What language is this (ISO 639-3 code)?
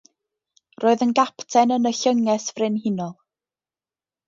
cym